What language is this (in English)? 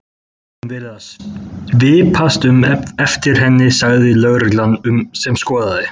Icelandic